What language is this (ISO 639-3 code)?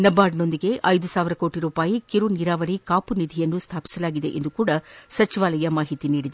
kan